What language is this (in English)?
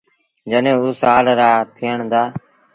Sindhi Bhil